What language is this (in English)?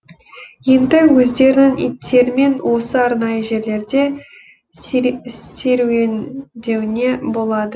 Kazakh